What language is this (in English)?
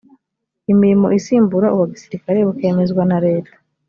Kinyarwanda